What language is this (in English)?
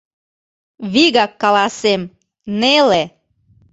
Mari